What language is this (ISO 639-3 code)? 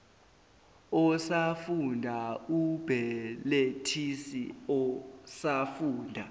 zul